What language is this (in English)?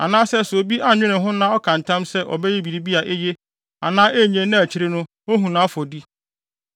Akan